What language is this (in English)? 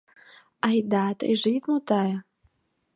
Mari